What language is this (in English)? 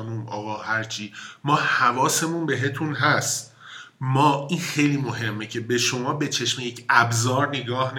Persian